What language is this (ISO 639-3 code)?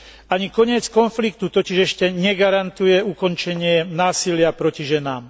slk